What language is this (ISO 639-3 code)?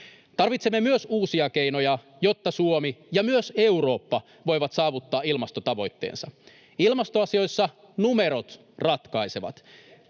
fin